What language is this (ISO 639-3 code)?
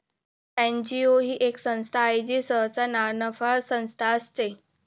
mar